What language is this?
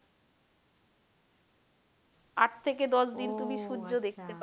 Bangla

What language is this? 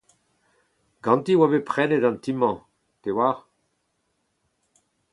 Breton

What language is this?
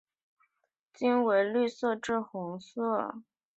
Chinese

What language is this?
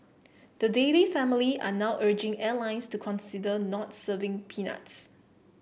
English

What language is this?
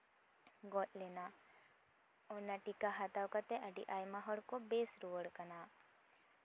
Santali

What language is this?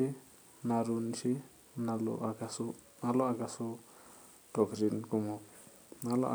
Masai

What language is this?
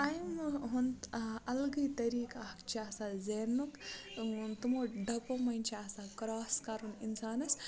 Kashmiri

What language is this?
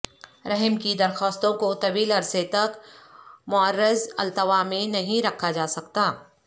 Urdu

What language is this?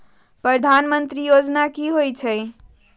Magahi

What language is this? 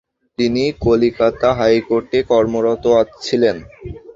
Bangla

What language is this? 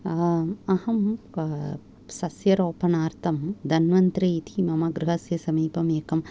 Sanskrit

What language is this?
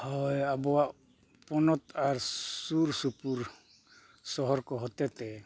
Santali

